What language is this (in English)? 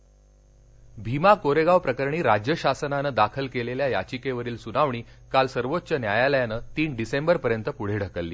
Marathi